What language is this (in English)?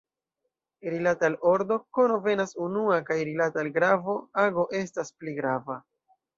Esperanto